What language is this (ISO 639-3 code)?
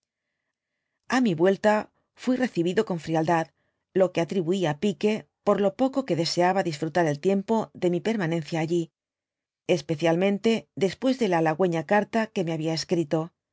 spa